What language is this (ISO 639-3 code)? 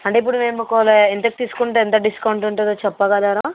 tel